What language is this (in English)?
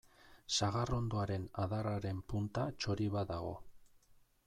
Basque